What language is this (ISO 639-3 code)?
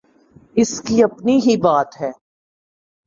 urd